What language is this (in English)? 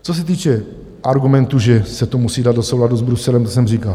Czech